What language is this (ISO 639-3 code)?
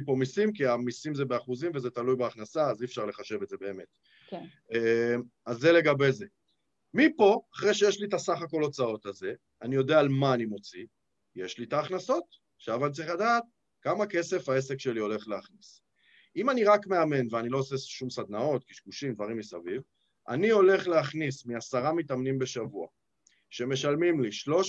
heb